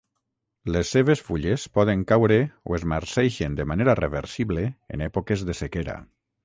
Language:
Catalan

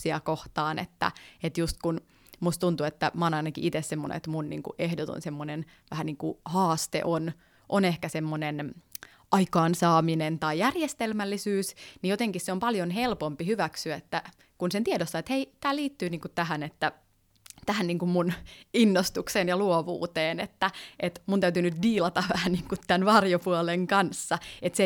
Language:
Finnish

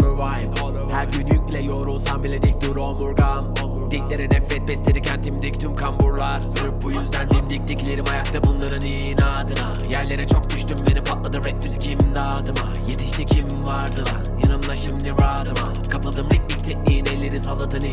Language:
Turkish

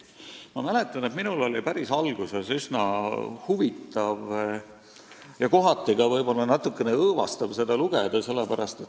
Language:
Estonian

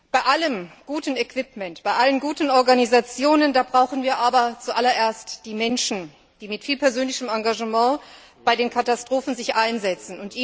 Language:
German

